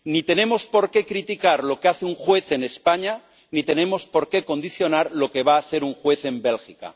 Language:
Spanish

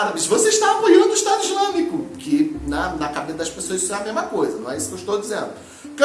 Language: Portuguese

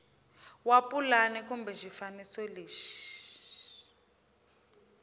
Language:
Tsonga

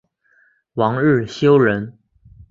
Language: Chinese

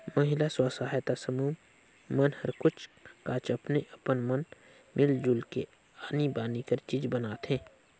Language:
Chhattisgarhi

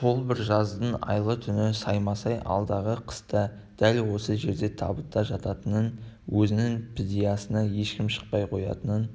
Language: Kazakh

